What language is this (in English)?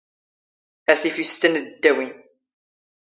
Standard Moroccan Tamazight